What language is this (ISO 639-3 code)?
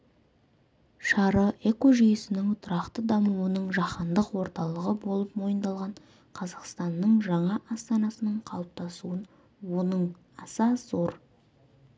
kaz